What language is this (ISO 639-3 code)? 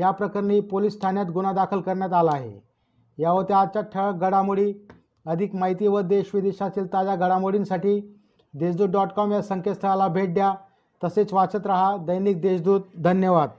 mar